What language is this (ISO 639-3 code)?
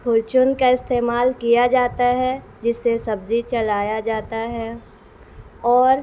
urd